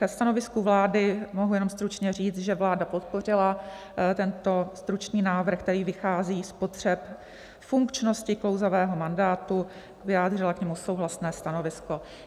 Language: Czech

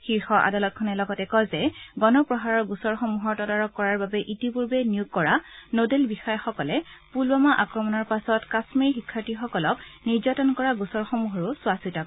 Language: Assamese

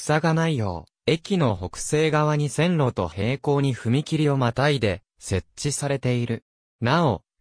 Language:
Japanese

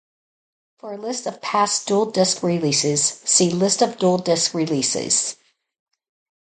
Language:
English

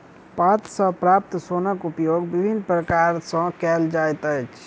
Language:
Maithili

